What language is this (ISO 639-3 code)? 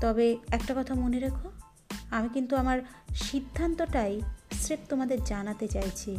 ben